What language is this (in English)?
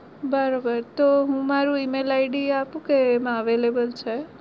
Gujarati